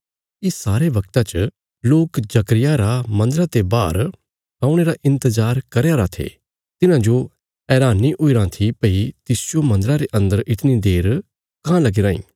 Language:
Bilaspuri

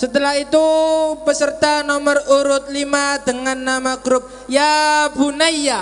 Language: Indonesian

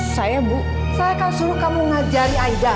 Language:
Indonesian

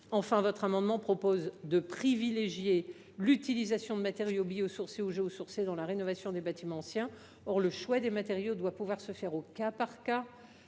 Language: French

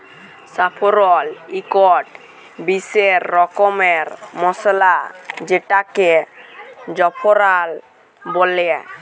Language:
Bangla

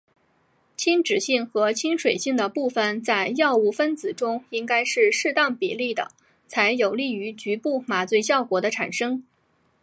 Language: Chinese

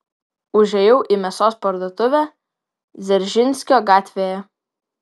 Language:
Lithuanian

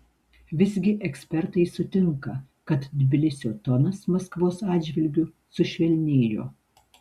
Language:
Lithuanian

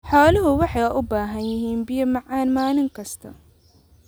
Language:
Somali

